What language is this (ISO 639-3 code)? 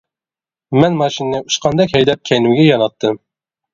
uig